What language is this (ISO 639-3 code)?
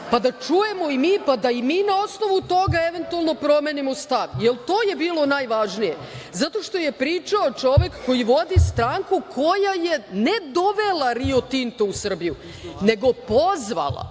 srp